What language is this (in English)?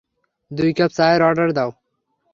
Bangla